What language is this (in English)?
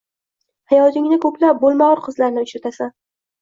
Uzbek